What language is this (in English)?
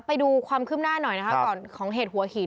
Thai